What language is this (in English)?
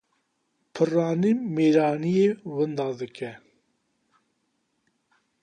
Kurdish